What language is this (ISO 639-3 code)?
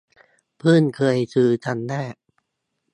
tha